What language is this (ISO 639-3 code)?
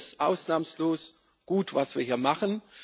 deu